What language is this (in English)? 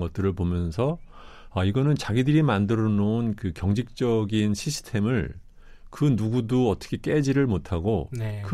Korean